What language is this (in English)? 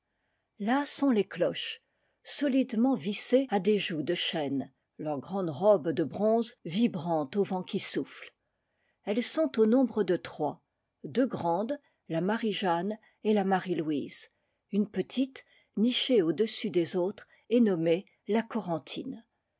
French